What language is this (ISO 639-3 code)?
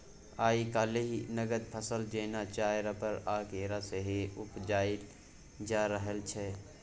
mai